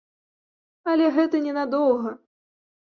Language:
Belarusian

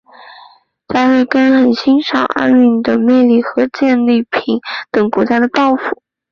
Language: Chinese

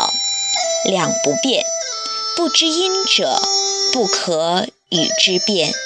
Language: Chinese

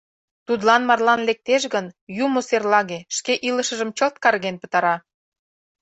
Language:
Mari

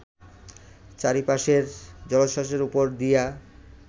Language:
Bangla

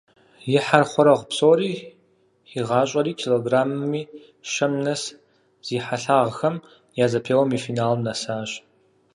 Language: Kabardian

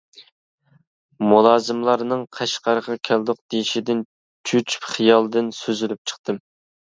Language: Uyghur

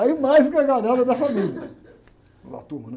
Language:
Portuguese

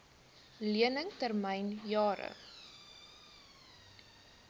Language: Afrikaans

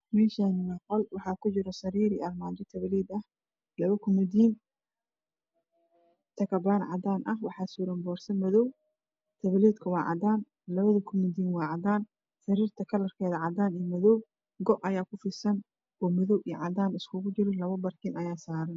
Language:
Somali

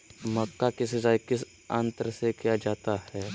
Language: Magahi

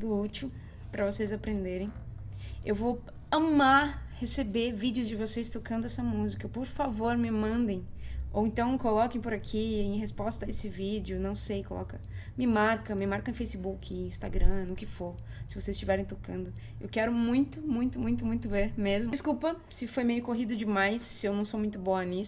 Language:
Portuguese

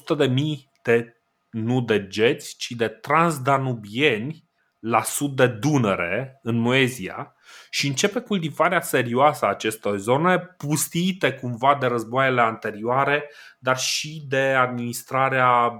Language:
Romanian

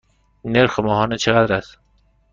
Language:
Persian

